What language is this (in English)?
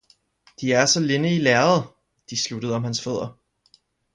Danish